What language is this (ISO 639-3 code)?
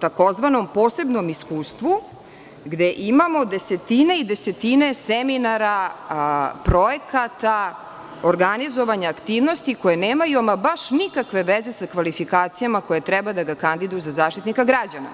srp